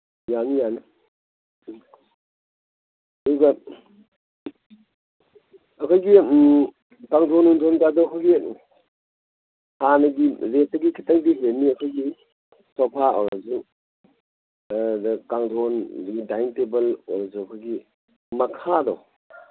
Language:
Manipuri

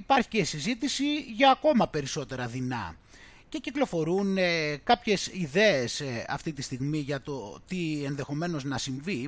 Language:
Greek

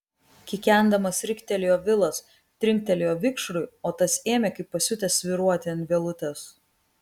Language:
Lithuanian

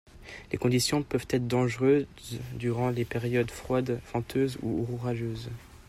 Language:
French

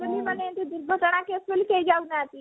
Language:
Odia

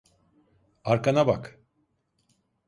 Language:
Turkish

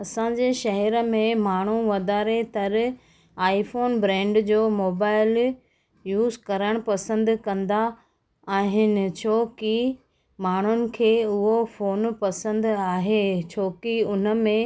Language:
Sindhi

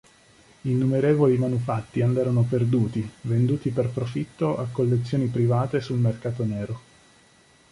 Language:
Italian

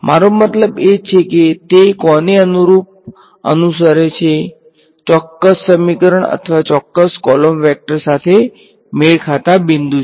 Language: Gujarati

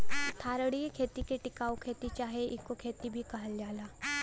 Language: Bhojpuri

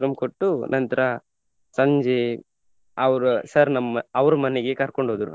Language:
Kannada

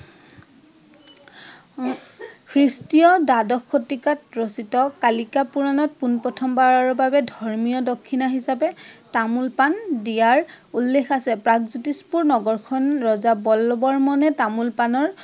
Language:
Assamese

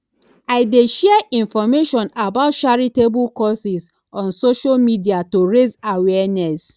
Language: Nigerian Pidgin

